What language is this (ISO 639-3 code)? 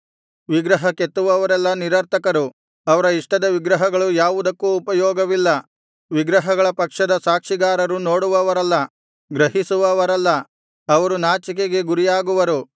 kan